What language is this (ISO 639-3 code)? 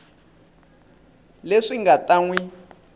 tso